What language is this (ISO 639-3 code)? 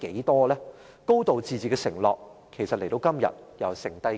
yue